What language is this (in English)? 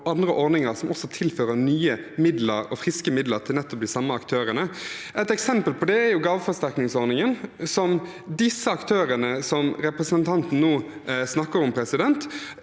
Norwegian